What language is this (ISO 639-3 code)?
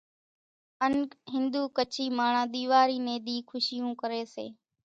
gjk